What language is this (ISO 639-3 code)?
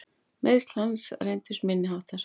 isl